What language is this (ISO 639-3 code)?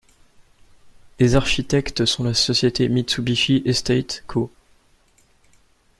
fra